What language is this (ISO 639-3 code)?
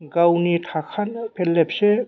brx